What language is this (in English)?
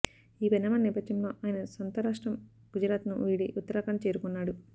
Telugu